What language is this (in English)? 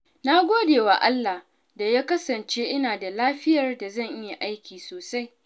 Hausa